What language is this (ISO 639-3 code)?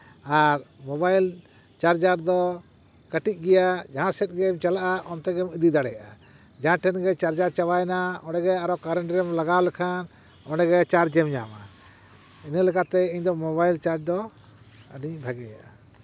sat